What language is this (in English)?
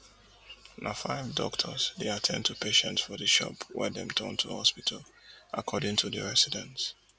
Nigerian Pidgin